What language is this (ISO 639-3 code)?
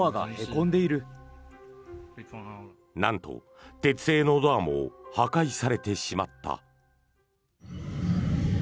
jpn